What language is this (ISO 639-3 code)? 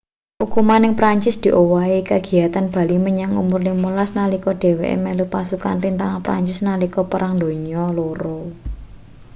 jav